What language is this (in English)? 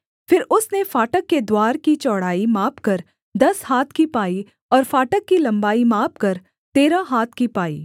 Hindi